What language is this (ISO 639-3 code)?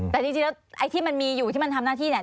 tha